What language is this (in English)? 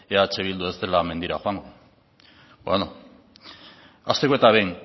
Basque